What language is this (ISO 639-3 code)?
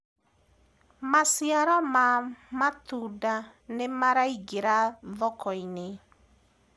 kik